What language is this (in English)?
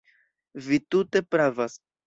Esperanto